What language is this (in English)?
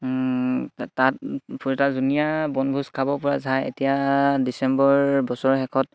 Assamese